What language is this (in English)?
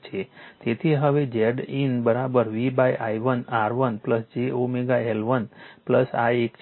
Gujarati